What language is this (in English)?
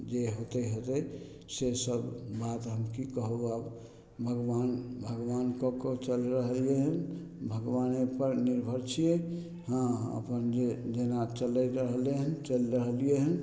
Maithili